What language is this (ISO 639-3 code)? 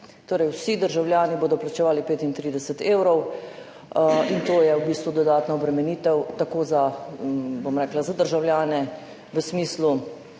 slv